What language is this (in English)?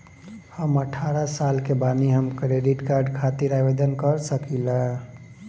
Bhojpuri